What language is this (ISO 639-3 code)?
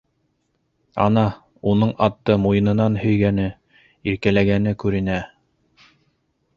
bak